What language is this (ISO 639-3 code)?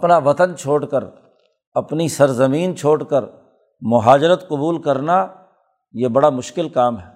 urd